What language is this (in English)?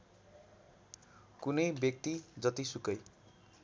Nepali